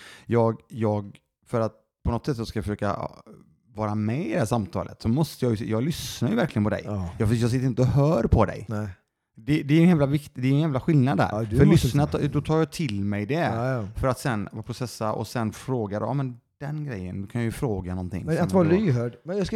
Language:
Swedish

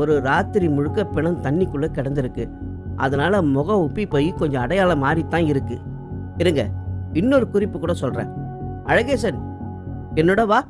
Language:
Tamil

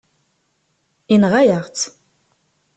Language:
Kabyle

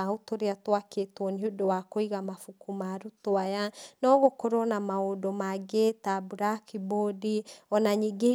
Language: Kikuyu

